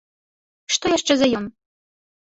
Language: Belarusian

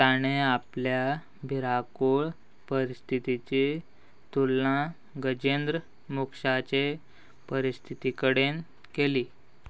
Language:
Konkani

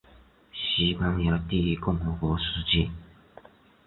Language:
Chinese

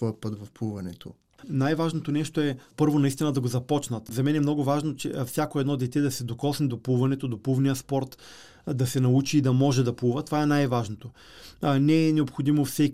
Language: Bulgarian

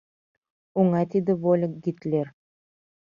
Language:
Mari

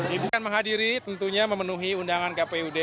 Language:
Indonesian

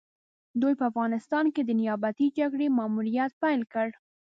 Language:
Pashto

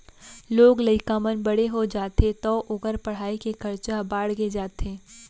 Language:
Chhattisgarhi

